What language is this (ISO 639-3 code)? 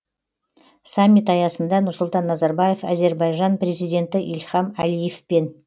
kaz